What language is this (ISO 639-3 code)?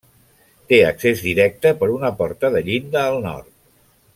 cat